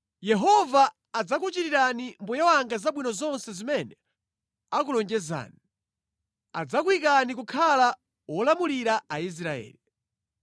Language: Nyanja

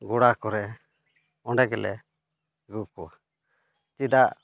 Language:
Santali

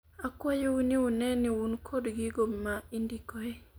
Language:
Luo (Kenya and Tanzania)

